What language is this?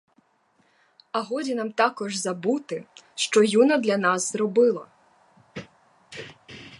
Ukrainian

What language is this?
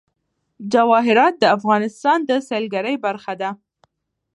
Pashto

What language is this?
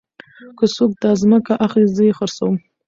Pashto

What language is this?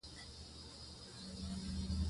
Pashto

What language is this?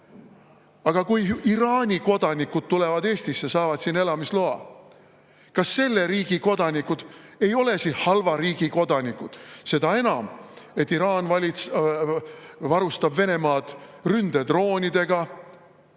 Estonian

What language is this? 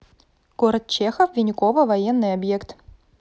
Russian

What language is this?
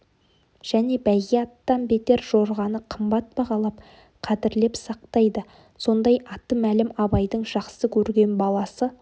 Kazakh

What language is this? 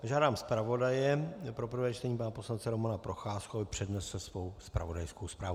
Czech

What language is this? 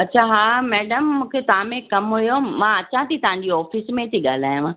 Sindhi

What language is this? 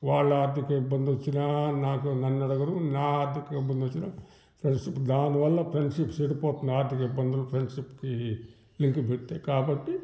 Telugu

